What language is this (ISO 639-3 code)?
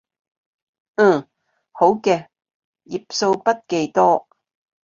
yue